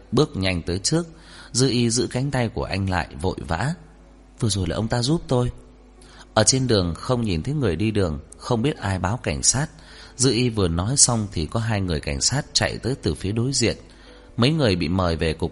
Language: Vietnamese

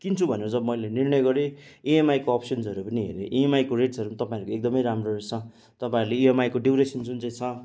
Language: Nepali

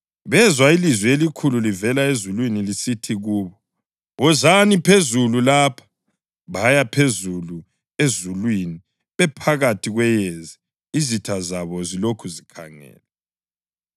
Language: North Ndebele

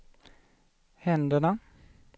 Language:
Swedish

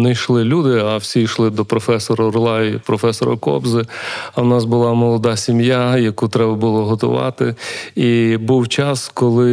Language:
Ukrainian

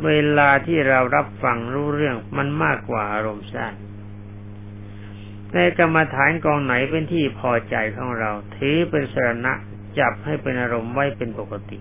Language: Thai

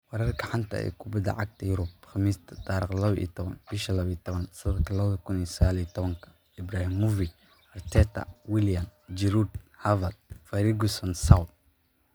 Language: Somali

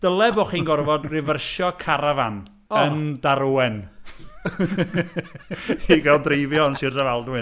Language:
Welsh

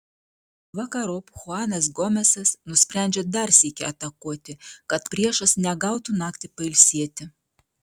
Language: Lithuanian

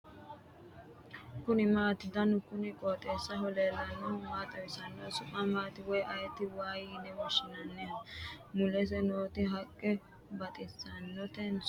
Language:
Sidamo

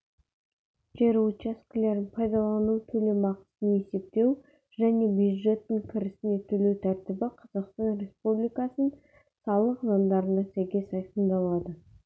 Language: Kazakh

